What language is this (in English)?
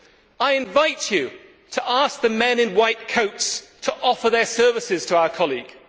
English